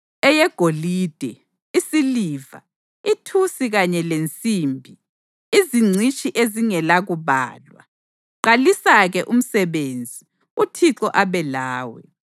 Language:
North Ndebele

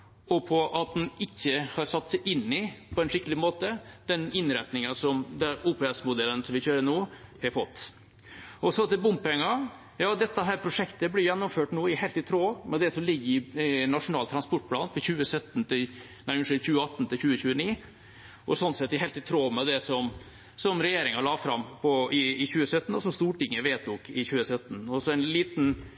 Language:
Norwegian Bokmål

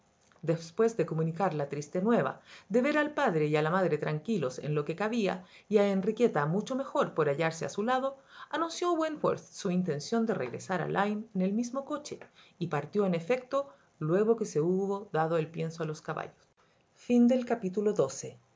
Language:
Spanish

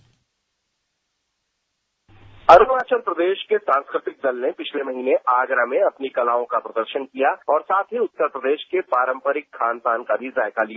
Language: Hindi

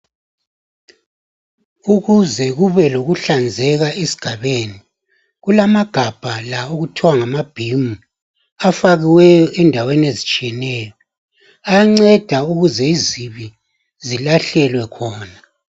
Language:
North Ndebele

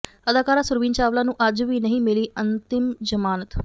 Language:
Punjabi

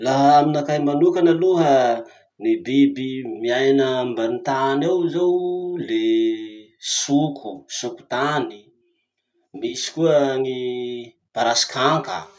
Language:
Masikoro Malagasy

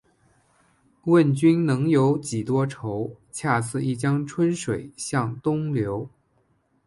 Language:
Chinese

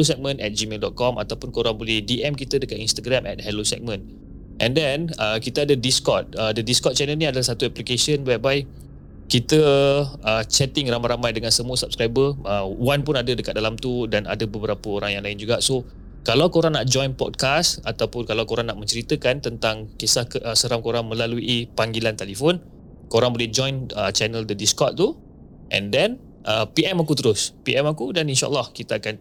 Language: Malay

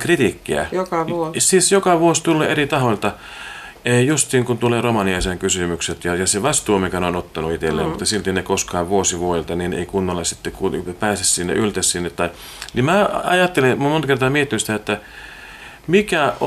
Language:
Finnish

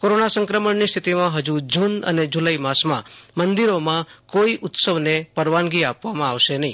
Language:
Gujarati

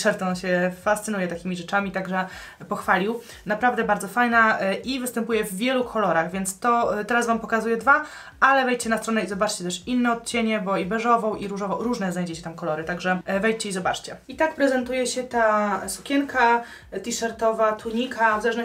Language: Polish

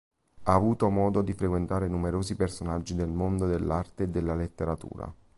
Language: Italian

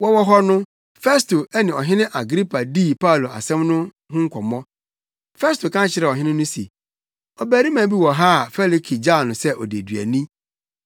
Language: Akan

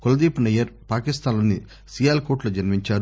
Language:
Telugu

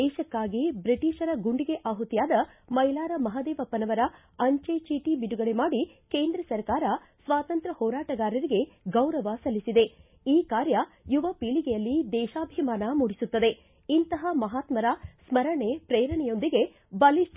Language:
Kannada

